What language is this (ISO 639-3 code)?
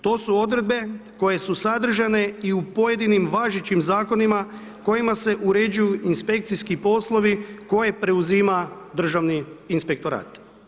hrv